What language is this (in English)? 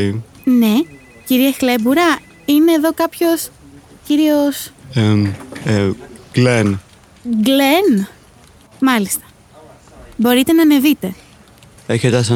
Greek